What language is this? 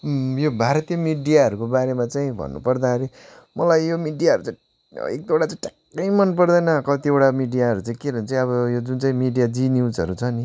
Nepali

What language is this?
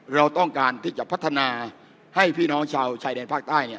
Thai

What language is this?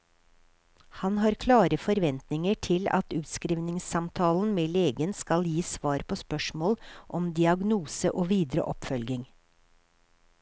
Norwegian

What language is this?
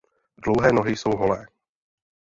Czech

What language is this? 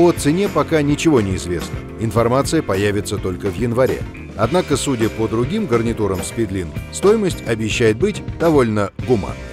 Russian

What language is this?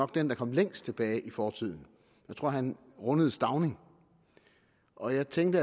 Danish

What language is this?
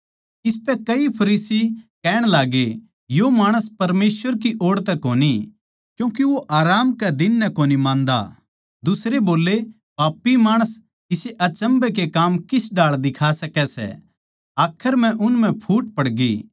Haryanvi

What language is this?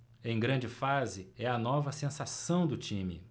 Portuguese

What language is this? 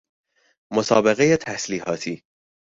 Persian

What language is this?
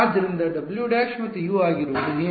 Kannada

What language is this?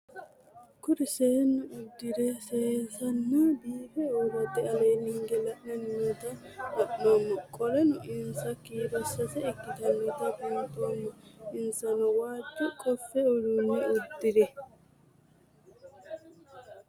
Sidamo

